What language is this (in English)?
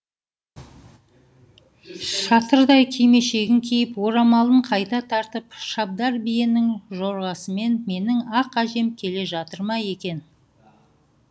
Kazakh